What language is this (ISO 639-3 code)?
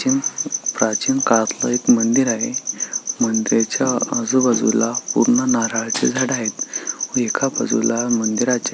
mar